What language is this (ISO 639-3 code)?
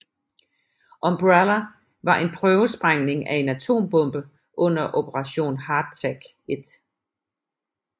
dan